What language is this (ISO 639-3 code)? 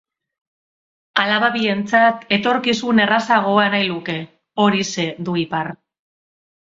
eus